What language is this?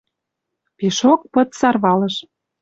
Western Mari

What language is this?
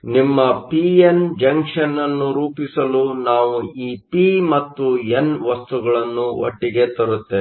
Kannada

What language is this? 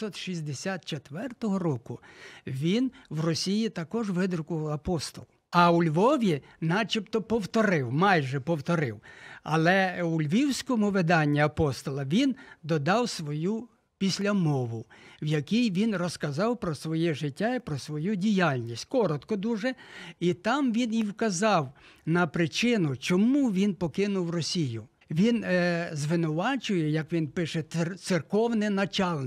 Ukrainian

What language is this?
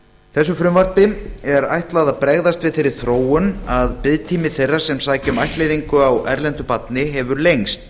Icelandic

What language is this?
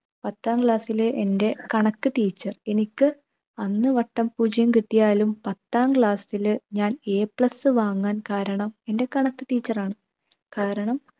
Malayalam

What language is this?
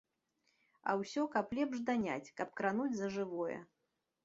Belarusian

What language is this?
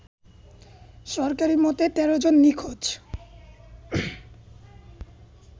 Bangla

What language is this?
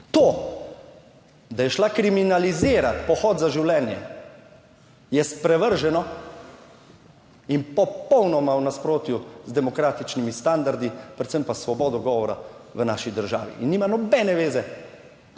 Slovenian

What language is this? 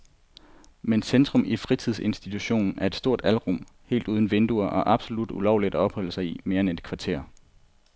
Danish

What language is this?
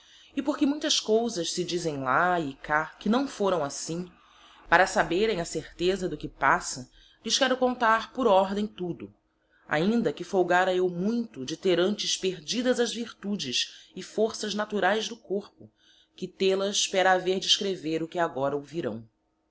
Portuguese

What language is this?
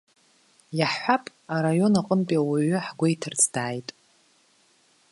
Abkhazian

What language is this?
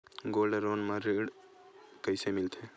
Chhattisgarhi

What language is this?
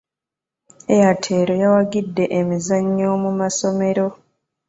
Ganda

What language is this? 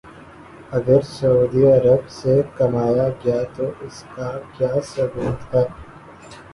Urdu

